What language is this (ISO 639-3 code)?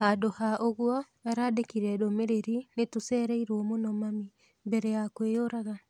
kik